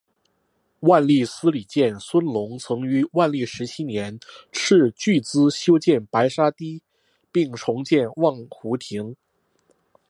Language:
Chinese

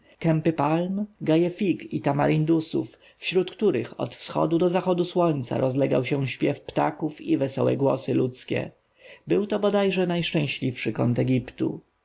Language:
Polish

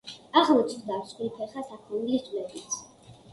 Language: Georgian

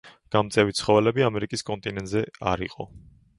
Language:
Georgian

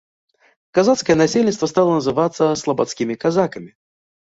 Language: Belarusian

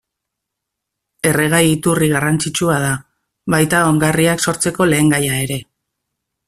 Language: Basque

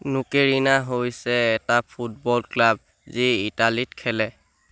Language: Assamese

